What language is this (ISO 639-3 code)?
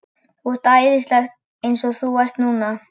isl